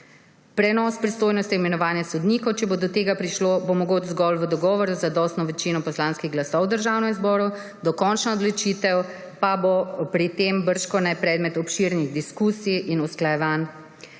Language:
Slovenian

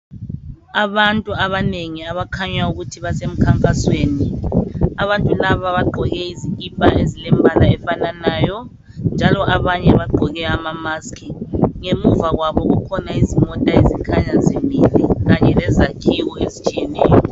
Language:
North Ndebele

